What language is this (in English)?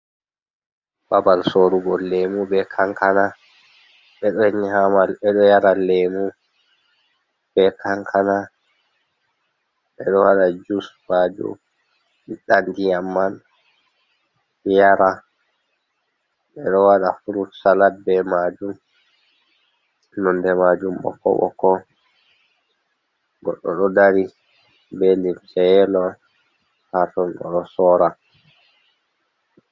Fula